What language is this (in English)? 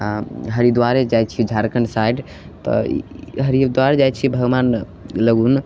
Maithili